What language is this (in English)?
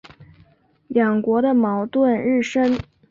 Chinese